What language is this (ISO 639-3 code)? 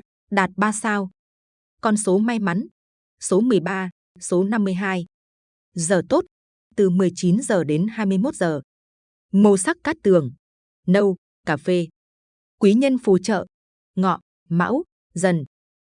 vie